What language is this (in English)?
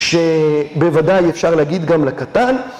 Hebrew